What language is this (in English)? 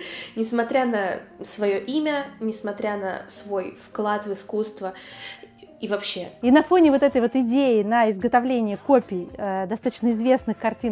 Russian